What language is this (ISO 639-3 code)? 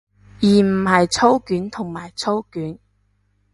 yue